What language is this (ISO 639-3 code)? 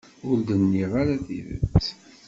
kab